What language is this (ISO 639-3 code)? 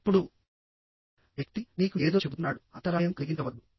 tel